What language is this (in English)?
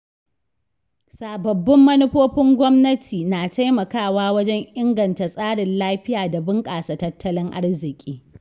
Hausa